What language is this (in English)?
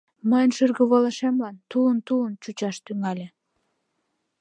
Mari